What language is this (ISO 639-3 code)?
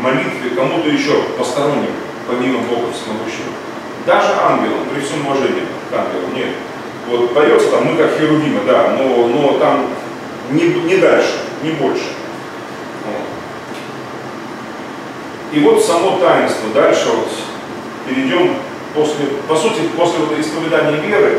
rus